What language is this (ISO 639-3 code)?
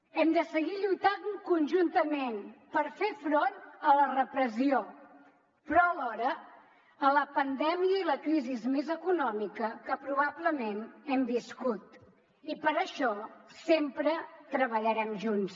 cat